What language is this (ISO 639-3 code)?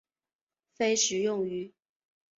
zho